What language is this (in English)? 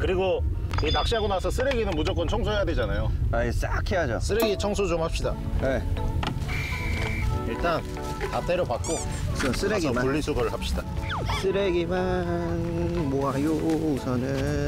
Korean